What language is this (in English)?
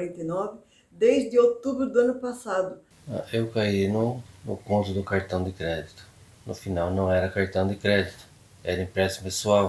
Portuguese